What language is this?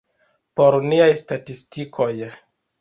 Esperanto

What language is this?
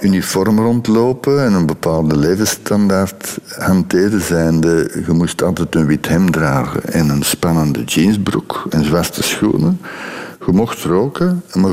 Dutch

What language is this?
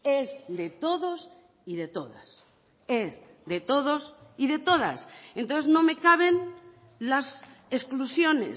Spanish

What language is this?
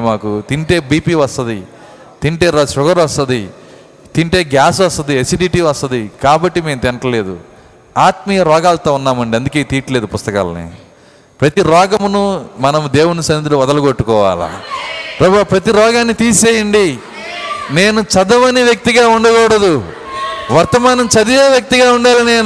Telugu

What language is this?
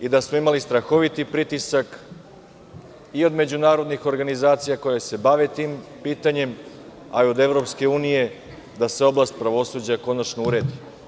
Serbian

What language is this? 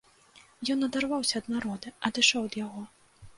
Belarusian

